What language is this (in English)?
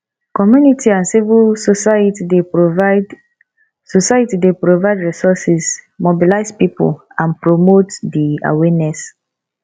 Nigerian Pidgin